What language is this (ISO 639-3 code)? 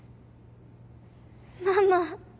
jpn